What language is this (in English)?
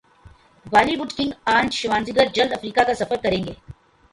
Urdu